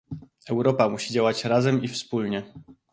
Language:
Polish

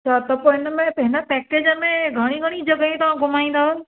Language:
Sindhi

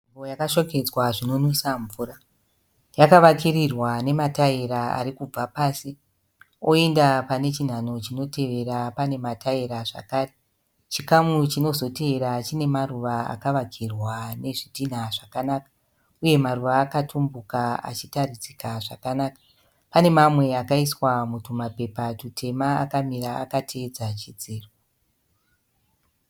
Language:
Shona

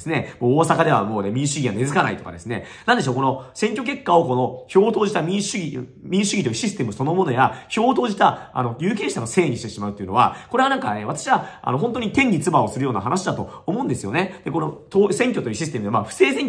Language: Japanese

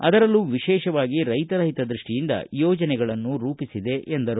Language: Kannada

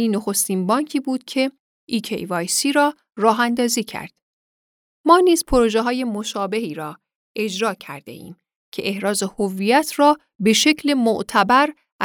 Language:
Persian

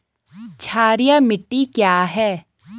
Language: Hindi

